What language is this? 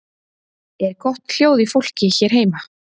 Icelandic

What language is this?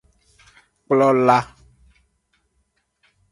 Aja (Benin)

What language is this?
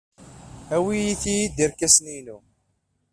Kabyle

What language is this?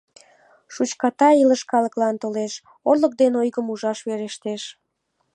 Mari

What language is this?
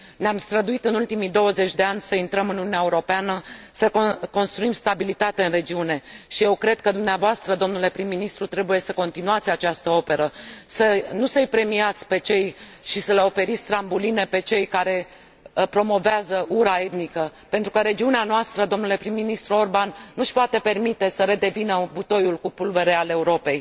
Romanian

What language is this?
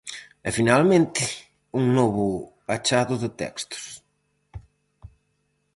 Galician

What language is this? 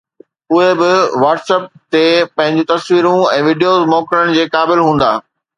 Sindhi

